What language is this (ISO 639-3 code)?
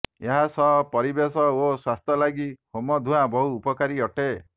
ori